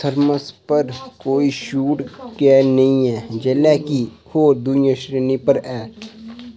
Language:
Dogri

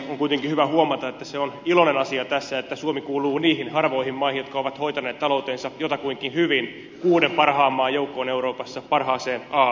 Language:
Finnish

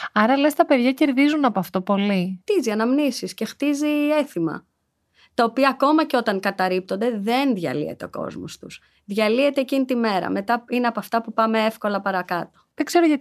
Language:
Greek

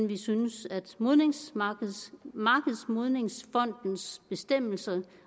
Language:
Danish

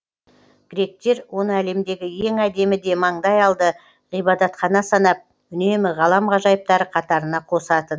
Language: Kazakh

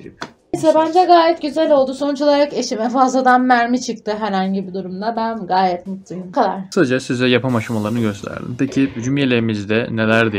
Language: Turkish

